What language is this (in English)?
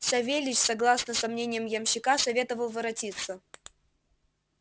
Russian